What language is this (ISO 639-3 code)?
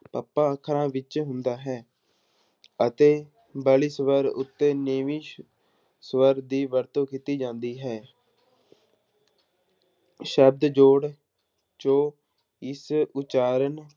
pan